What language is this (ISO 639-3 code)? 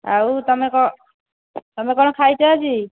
ori